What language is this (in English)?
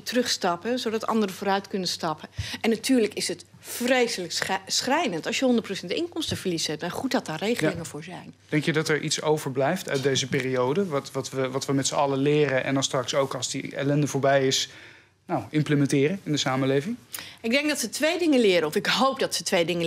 Dutch